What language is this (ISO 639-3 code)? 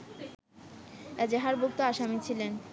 ben